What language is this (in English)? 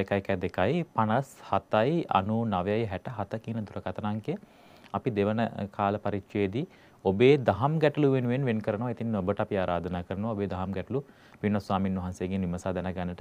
Turkish